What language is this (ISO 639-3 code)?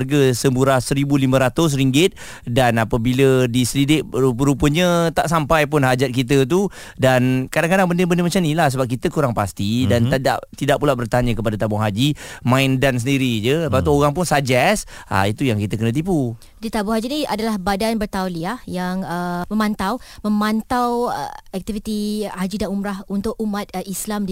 msa